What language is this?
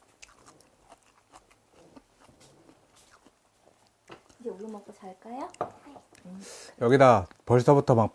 Korean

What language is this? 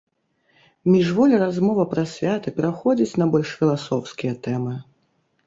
Belarusian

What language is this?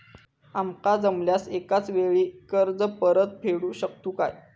Marathi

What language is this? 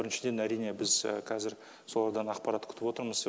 Kazakh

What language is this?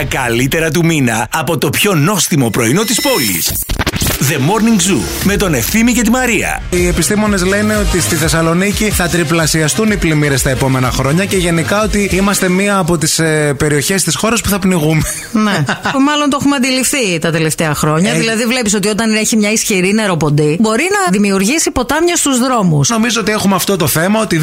Greek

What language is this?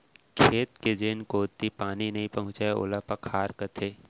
Chhattisgarhi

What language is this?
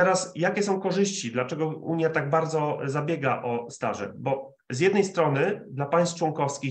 Polish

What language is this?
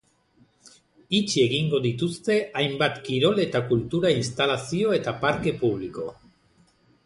Basque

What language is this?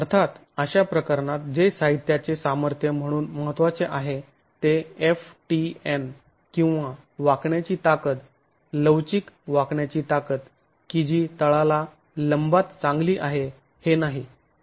Marathi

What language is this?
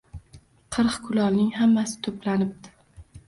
Uzbek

